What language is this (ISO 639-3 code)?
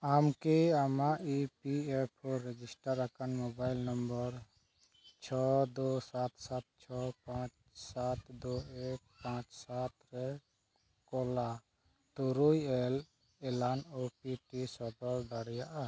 sat